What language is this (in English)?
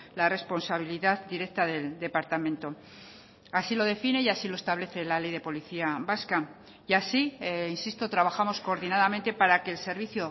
Spanish